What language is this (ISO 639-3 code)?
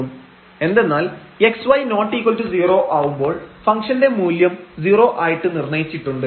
mal